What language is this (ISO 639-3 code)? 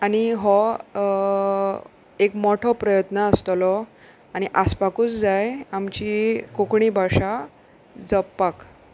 kok